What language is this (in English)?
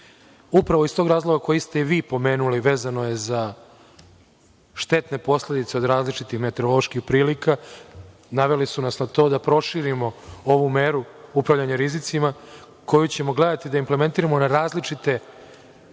Serbian